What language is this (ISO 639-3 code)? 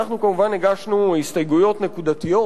heb